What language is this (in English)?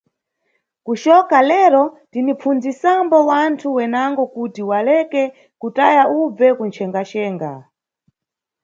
Nyungwe